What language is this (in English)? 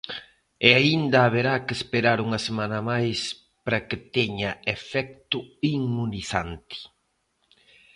Galician